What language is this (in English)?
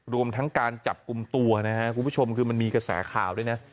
Thai